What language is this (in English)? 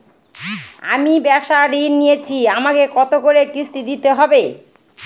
Bangla